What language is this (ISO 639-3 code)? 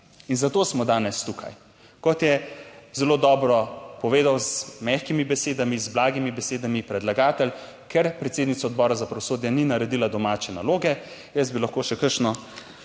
slv